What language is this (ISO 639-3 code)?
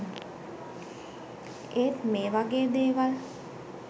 sin